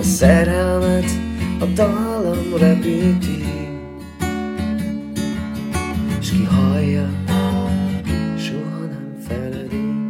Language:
Hungarian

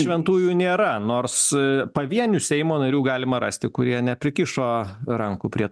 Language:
Lithuanian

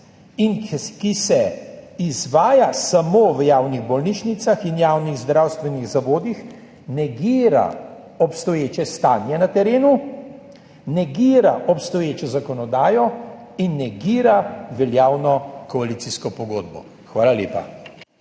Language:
Slovenian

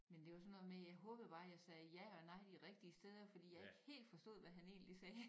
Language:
Danish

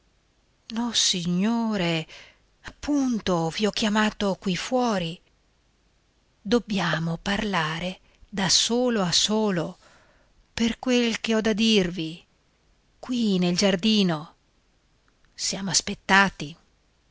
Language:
Italian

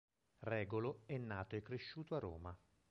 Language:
Italian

